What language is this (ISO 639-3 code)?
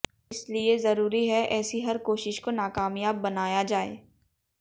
hin